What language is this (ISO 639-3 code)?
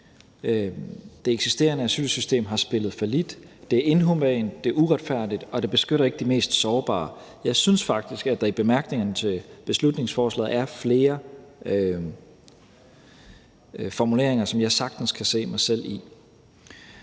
dan